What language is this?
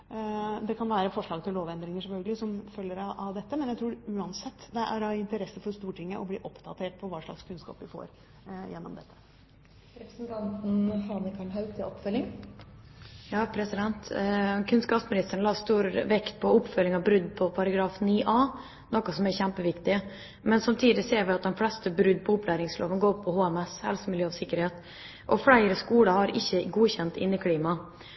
Norwegian Bokmål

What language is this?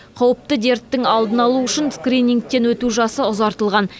Kazakh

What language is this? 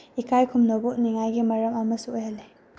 Manipuri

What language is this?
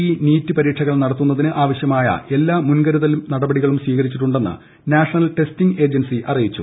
Malayalam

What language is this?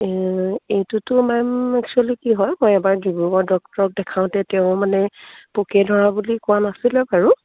Assamese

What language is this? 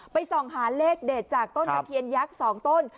Thai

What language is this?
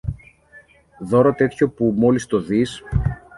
Greek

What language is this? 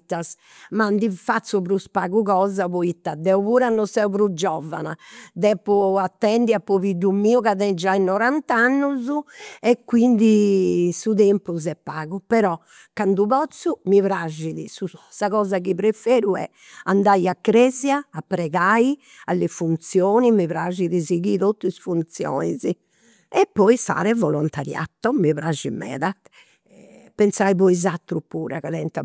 Campidanese Sardinian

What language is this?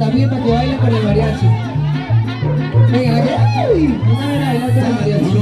Spanish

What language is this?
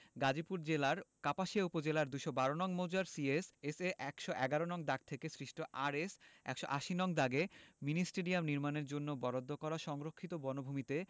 Bangla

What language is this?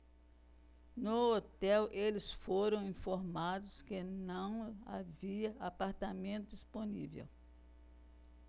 Portuguese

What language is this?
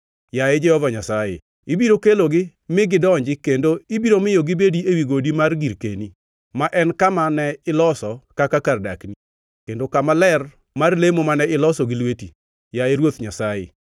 Luo (Kenya and Tanzania)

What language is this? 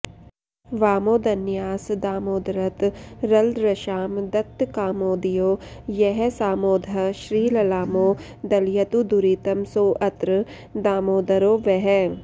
Sanskrit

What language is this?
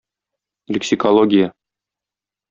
Tatar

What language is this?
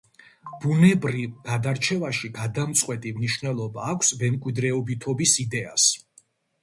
Georgian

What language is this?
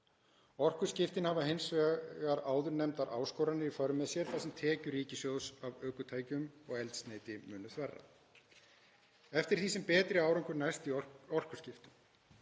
Icelandic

